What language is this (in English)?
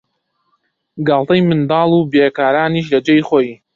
Central Kurdish